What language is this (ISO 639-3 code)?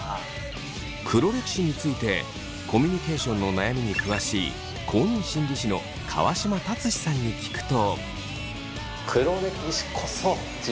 jpn